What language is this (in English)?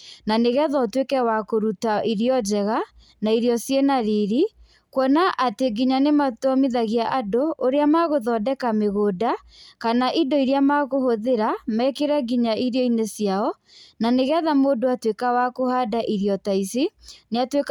Kikuyu